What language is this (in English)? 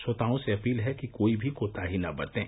Hindi